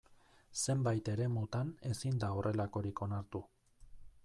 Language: Basque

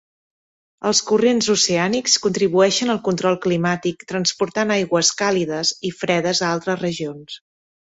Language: Catalan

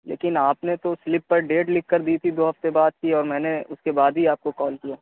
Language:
Urdu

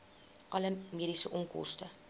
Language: Afrikaans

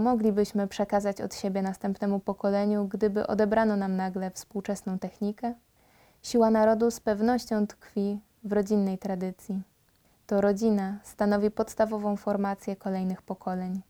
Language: Polish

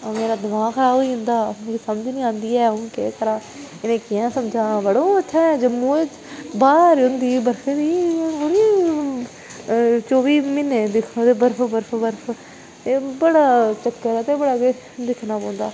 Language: Dogri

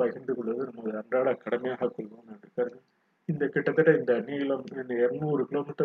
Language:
Tamil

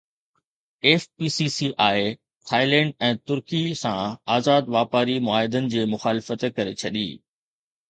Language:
Sindhi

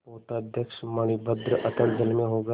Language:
Hindi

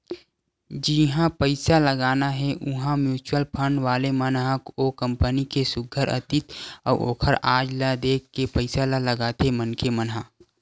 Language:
Chhattisgarhi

